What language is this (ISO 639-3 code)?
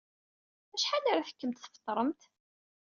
kab